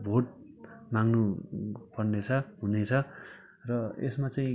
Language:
Nepali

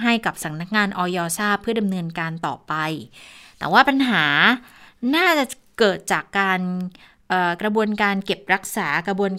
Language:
Thai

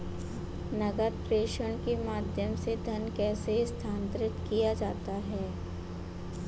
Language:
Hindi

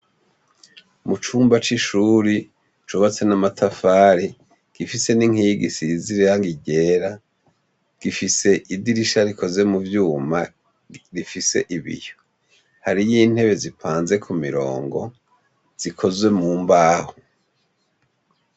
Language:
Rundi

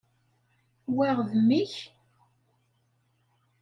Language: Kabyle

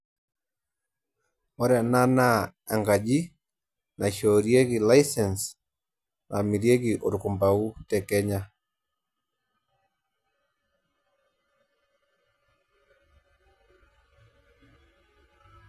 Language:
Masai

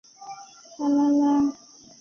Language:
Chinese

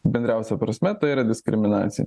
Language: Lithuanian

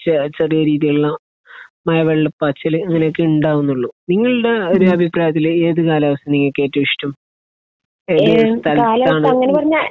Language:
Malayalam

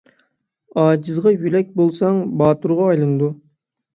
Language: Uyghur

